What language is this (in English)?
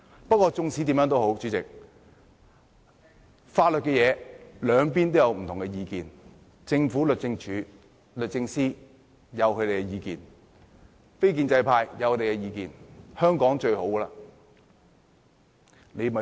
Cantonese